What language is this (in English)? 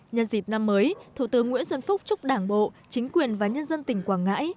Vietnamese